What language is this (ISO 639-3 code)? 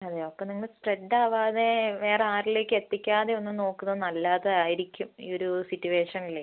mal